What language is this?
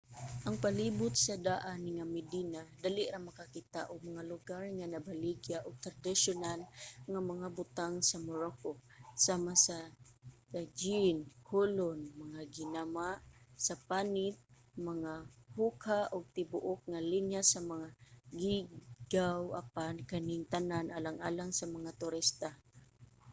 Cebuano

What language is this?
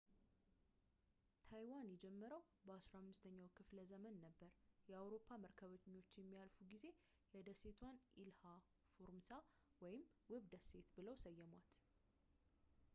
Amharic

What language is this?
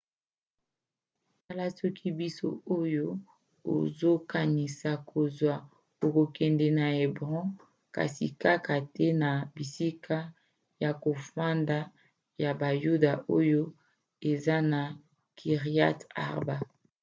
Lingala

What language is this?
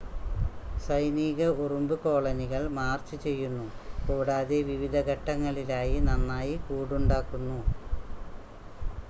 Malayalam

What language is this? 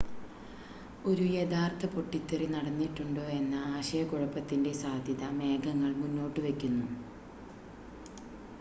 Malayalam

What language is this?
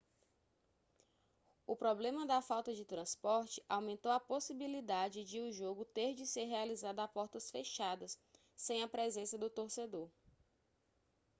Portuguese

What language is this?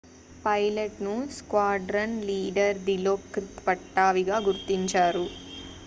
Telugu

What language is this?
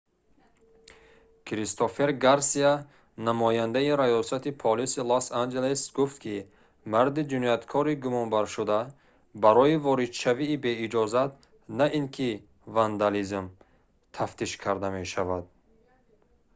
Tajik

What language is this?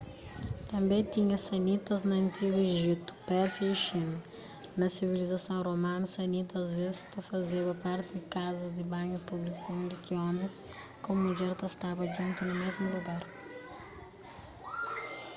Kabuverdianu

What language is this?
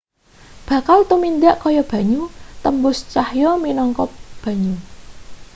Javanese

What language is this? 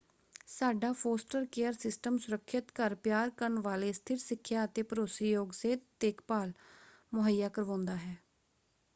Punjabi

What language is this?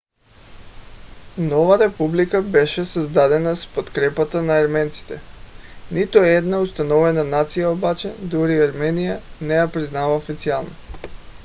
Bulgarian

